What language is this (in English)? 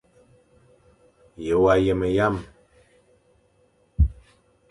Fang